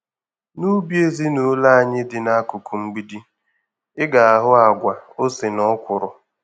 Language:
Igbo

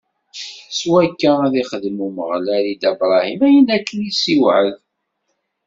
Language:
Kabyle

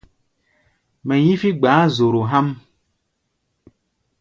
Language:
Gbaya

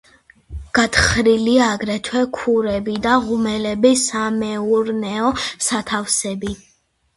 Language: Georgian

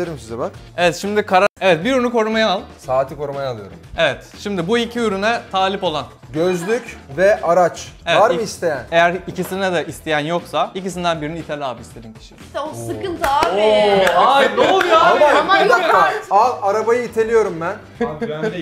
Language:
Turkish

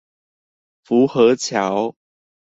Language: Chinese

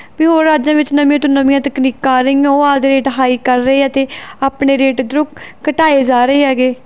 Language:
Punjabi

